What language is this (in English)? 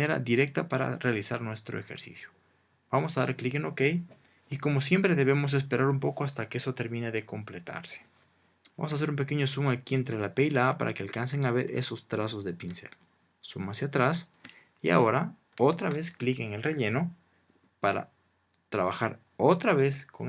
Spanish